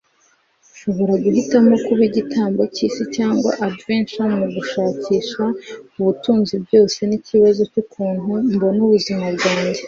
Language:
Kinyarwanda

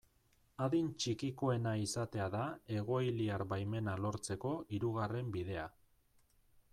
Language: Basque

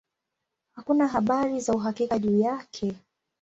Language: Swahili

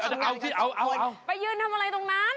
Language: Thai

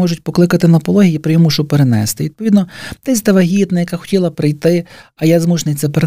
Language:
Ukrainian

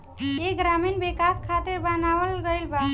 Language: Bhojpuri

